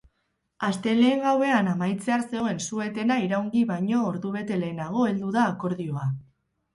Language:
Basque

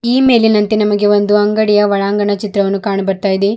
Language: Kannada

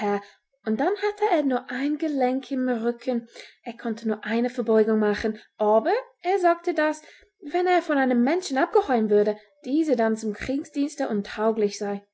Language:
German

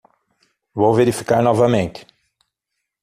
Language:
Portuguese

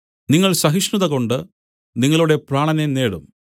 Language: Malayalam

